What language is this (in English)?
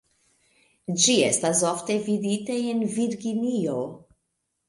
Esperanto